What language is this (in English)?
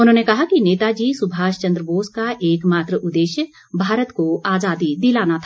Hindi